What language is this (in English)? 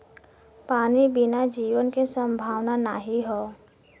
Bhojpuri